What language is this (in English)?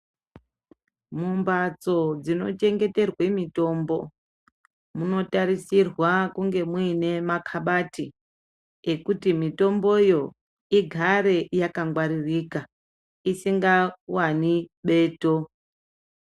Ndau